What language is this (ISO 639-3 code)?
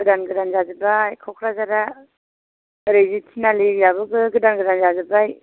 brx